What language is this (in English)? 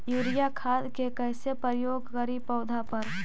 Magahi